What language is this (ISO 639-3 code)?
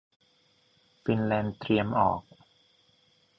tha